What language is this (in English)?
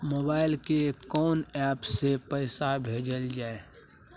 Maithili